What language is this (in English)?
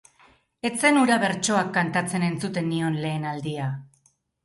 Basque